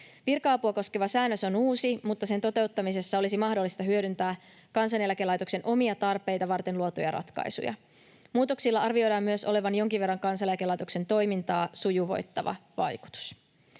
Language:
Finnish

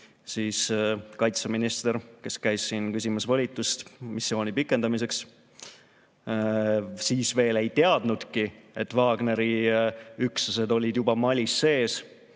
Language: Estonian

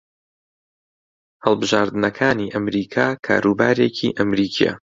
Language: Central Kurdish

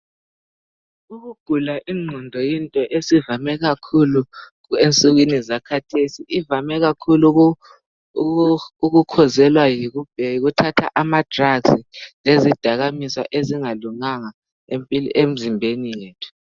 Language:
North Ndebele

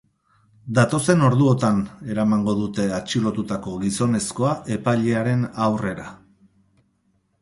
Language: Basque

